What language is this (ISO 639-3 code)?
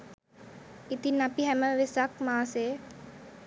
sin